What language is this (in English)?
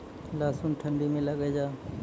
Maithili